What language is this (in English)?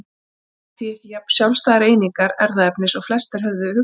Icelandic